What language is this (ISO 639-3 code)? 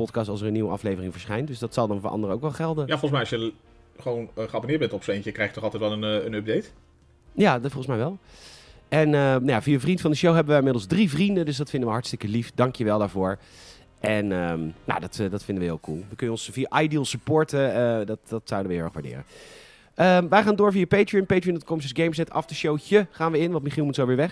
nld